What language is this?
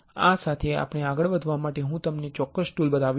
Gujarati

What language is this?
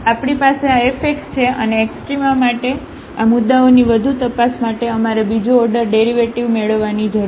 Gujarati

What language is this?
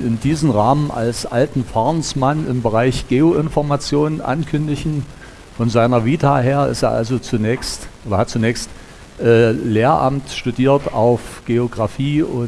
German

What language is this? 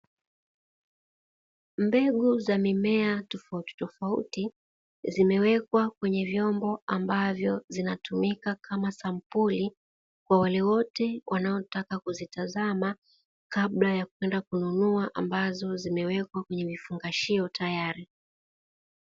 Swahili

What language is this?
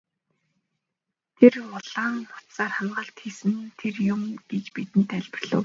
Mongolian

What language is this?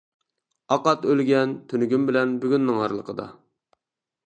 Uyghur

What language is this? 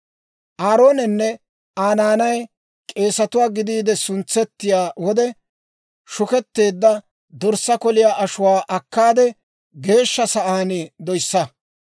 Dawro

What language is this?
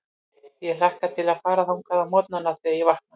Icelandic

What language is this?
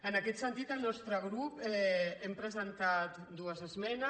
Catalan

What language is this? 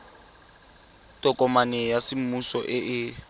Tswana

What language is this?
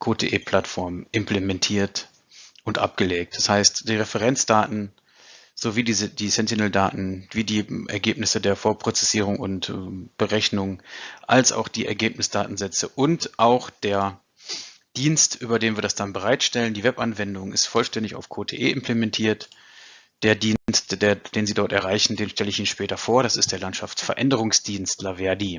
German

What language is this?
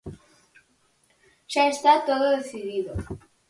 Galician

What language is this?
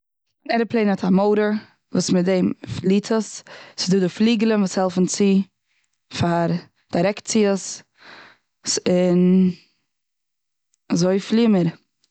Yiddish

